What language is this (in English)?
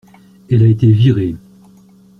French